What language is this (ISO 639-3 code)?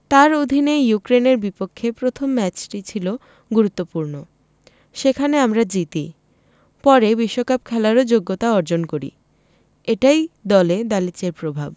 ben